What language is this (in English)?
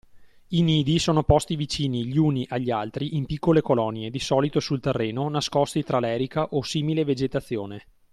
Italian